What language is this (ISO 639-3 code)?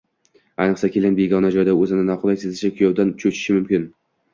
uzb